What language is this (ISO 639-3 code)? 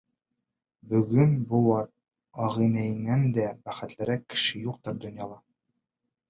bak